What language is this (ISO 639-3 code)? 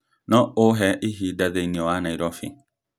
kik